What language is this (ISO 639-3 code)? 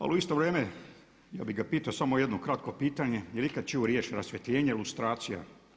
hrv